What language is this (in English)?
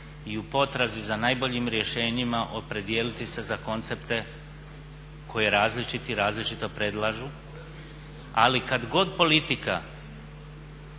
Croatian